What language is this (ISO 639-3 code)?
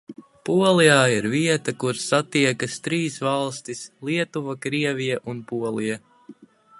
lav